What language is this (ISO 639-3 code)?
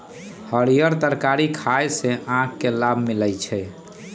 mag